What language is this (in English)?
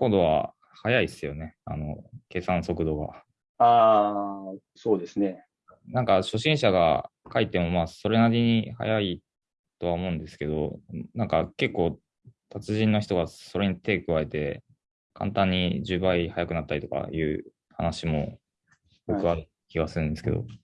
Japanese